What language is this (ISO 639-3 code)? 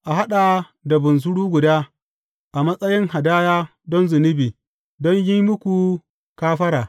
hau